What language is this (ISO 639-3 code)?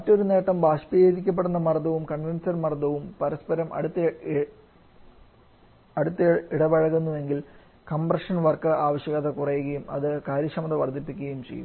mal